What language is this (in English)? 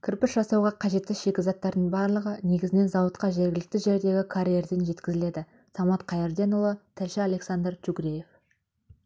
Kazakh